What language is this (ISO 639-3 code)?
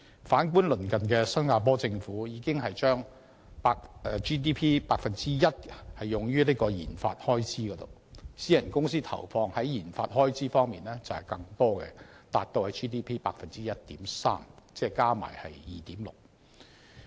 yue